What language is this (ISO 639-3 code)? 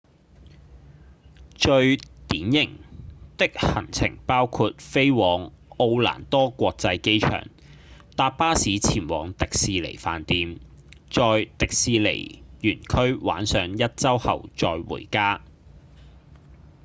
yue